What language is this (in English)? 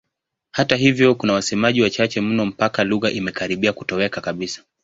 Swahili